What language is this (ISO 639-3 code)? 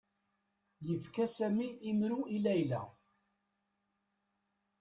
kab